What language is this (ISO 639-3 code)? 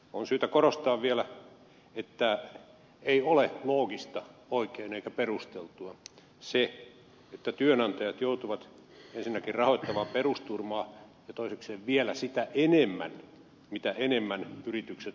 fin